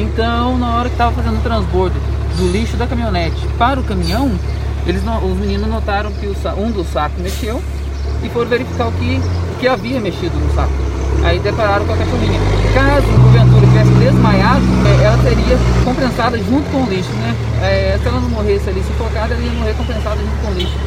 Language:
Portuguese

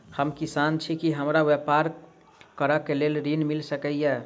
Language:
Maithili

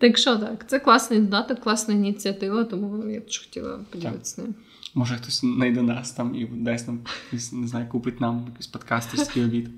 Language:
Ukrainian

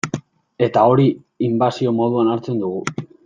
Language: Basque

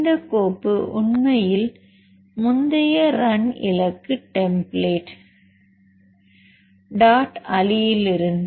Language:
Tamil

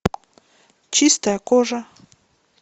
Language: Russian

